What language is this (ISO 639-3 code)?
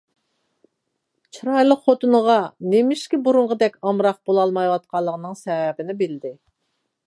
uig